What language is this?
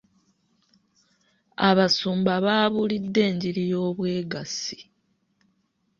Ganda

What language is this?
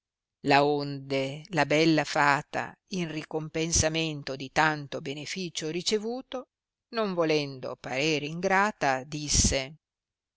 Italian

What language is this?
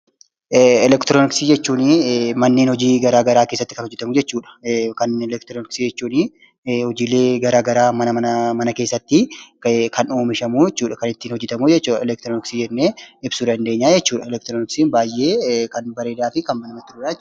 Oromo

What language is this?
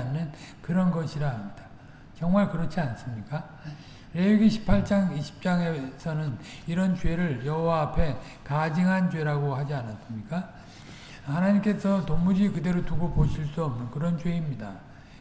Korean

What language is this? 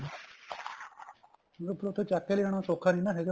Punjabi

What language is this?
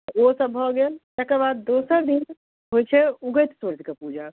Maithili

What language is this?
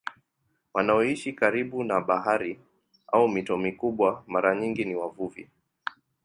Swahili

